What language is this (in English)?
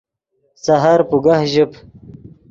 Yidgha